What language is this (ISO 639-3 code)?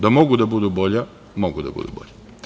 srp